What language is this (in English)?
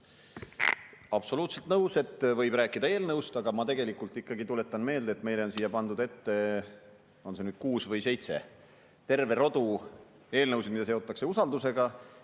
Estonian